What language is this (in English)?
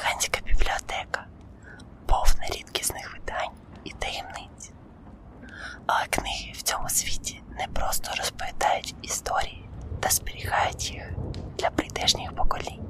Ukrainian